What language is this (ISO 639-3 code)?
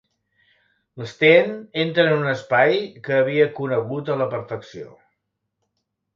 cat